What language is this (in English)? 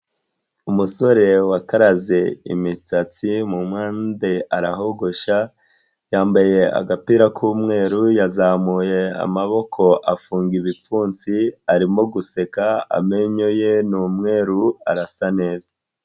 Kinyarwanda